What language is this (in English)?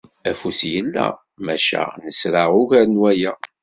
Kabyle